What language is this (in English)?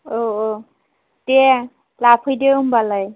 Bodo